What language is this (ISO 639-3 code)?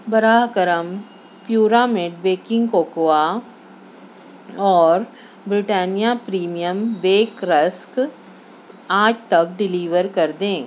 urd